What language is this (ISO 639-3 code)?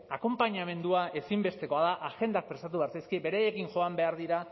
eus